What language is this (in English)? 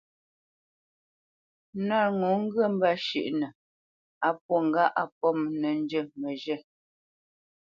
Bamenyam